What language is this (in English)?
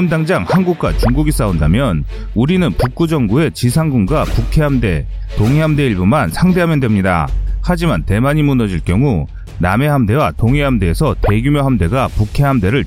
Korean